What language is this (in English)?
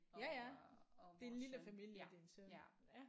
Danish